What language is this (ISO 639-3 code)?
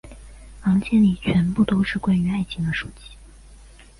zho